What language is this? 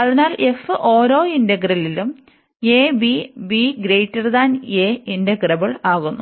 Malayalam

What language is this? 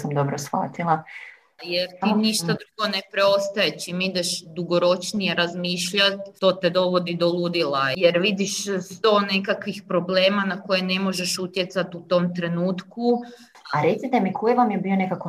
Croatian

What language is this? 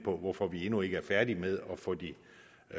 Danish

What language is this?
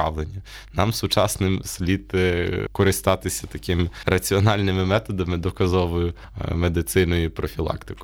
Ukrainian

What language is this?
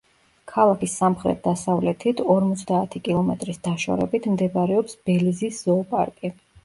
Georgian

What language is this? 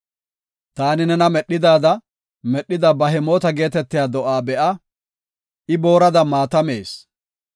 Gofa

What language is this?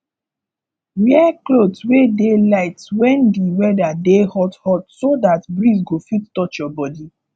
Nigerian Pidgin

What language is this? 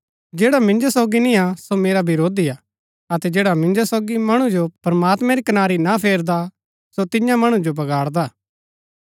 Gaddi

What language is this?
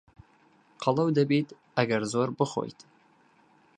Central Kurdish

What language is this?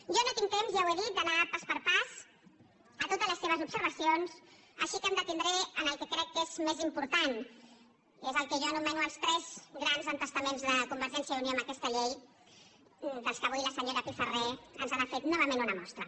Catalan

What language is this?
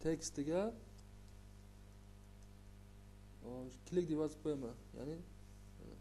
Turkish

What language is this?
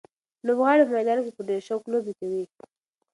Pashto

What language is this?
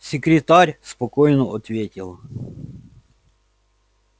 Russian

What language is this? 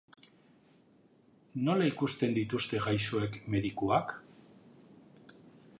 Basque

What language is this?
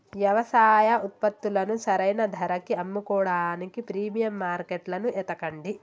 Telugu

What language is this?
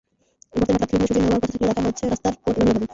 Bangla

